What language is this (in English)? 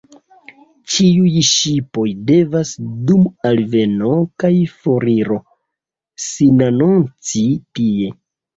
Esperanto